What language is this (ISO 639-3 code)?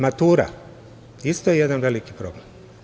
srp